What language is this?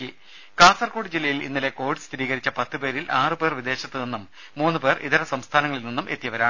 Malayalam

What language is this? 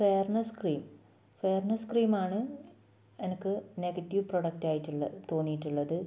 Malayalam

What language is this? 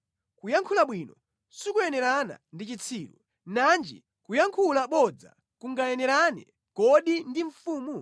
Nyanja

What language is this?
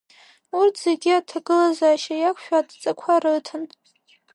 Abkhazian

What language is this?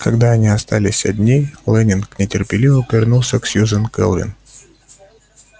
Russian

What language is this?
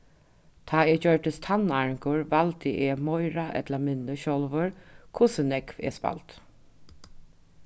Faroese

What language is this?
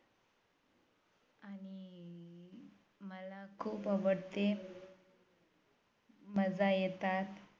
Marathi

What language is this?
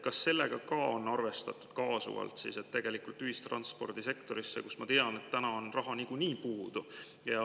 Estonian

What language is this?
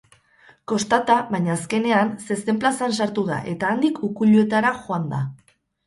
Basque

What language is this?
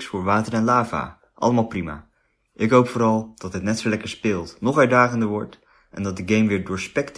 Dutch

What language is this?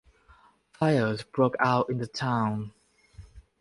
English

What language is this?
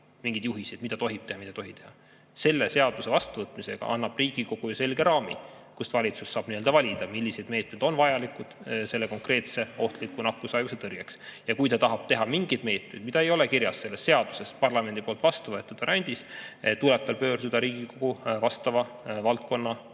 Estonian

